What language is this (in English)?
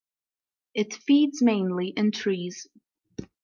English